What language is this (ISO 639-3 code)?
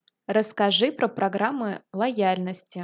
rus